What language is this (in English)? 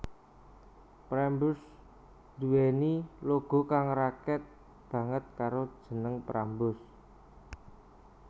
Javanese